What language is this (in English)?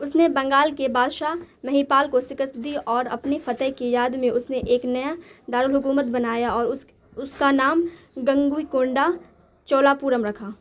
Urdu